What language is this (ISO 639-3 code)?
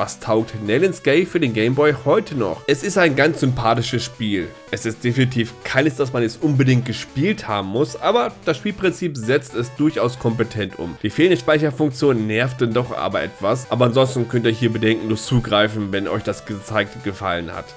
deu